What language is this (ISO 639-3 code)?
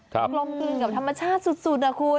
tha